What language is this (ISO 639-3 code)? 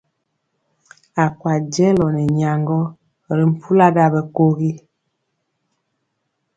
mcx